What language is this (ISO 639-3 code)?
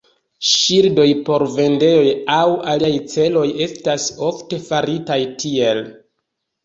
epo